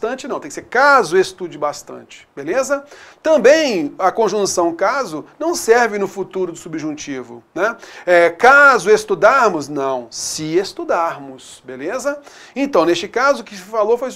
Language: Portuguese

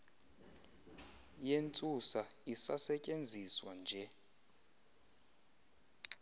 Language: Xhosa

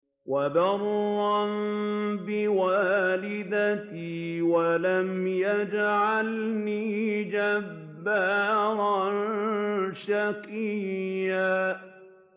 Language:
Arabic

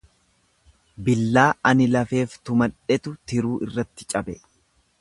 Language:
Oromo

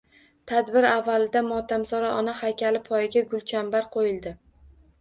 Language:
Uzbek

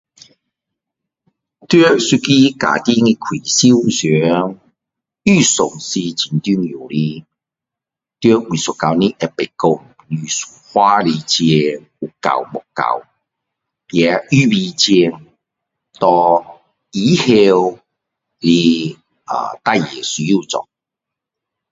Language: Min Dong Chinese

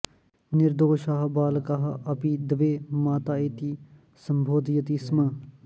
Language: Sanskrit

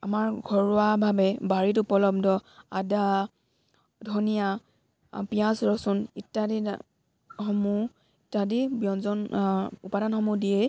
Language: Assamese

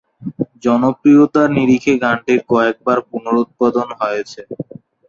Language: Bangla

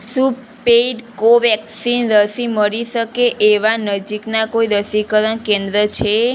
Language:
Gujarati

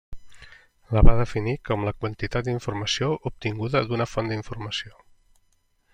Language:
Catalan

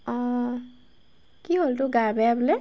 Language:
Assamese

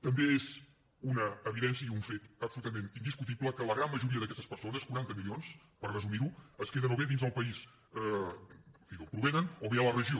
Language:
Catalan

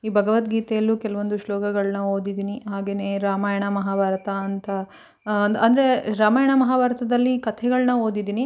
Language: Kannada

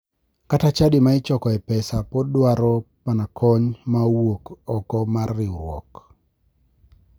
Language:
Luo (Kenya and Tanzania)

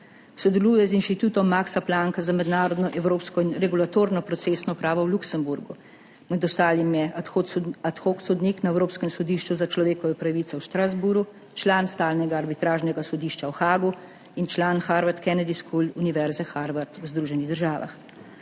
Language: Slovenian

